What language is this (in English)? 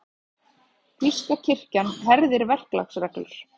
Icelandic